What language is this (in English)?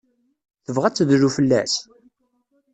Kabyle